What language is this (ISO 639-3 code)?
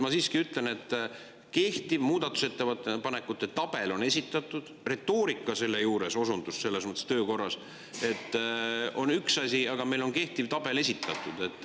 est